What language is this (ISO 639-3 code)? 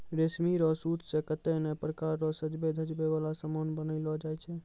mai